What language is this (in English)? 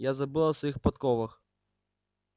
Russian